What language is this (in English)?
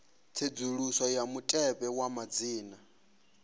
Venda